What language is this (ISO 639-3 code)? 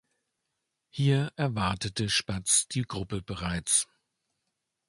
deu